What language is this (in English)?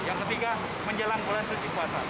Indonesian